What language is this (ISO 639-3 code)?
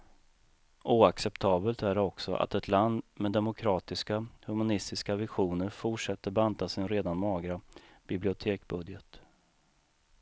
swe